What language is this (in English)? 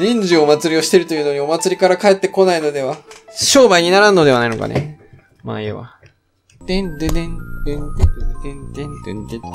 Japanese